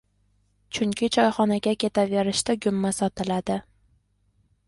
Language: Uzbek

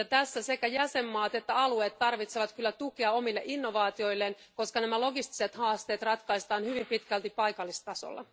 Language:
Finnish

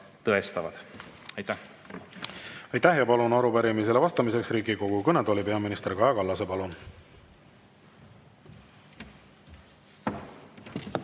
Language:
Estonian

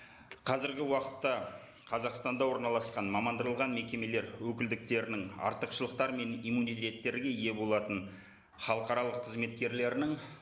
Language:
Kazakh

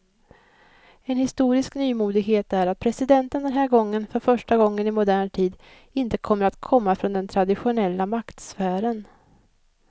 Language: Swedish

